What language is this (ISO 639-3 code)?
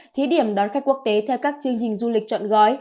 vie